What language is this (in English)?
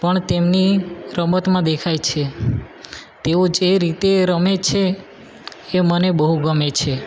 Gujarati